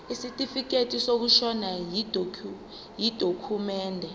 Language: Zulu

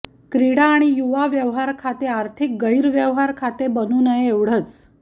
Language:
Marathi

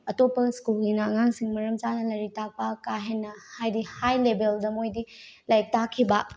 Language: Manipuri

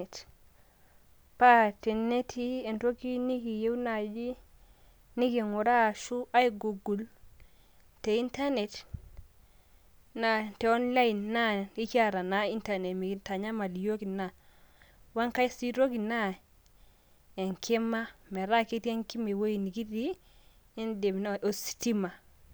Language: Masai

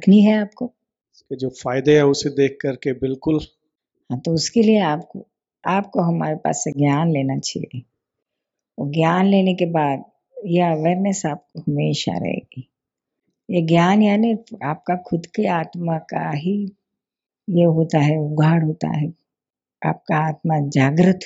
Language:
Hindi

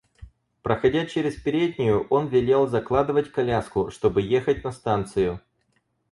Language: Russian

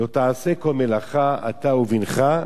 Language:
Hebrew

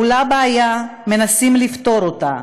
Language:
Hebrew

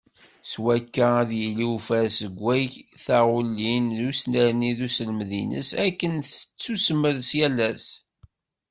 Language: Kabyle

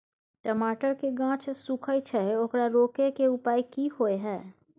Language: Maithili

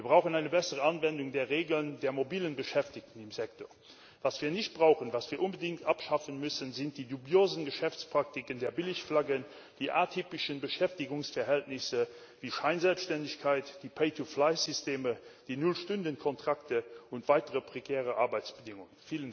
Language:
German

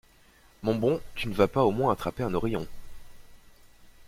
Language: French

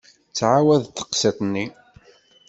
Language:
Kabyle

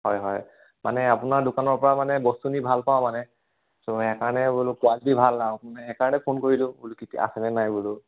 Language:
Assamese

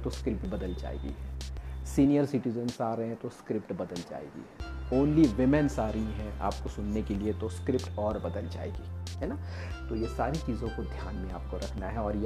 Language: Hindi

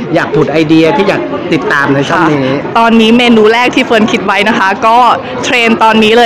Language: Thai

